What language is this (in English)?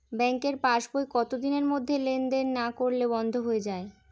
Bangla